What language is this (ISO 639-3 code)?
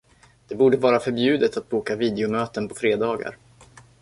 swe